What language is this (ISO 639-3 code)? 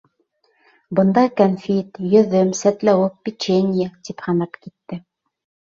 bak